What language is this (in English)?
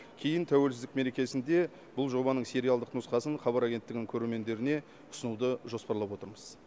Kazakh